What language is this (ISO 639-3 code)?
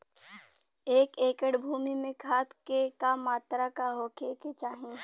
bho